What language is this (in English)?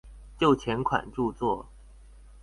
Chinese